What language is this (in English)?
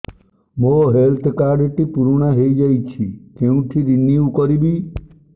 Odia